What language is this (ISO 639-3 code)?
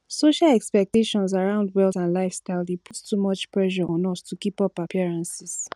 pcm